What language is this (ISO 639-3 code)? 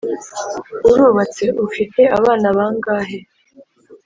kin